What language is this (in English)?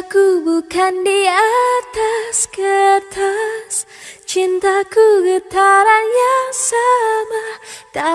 Indonesian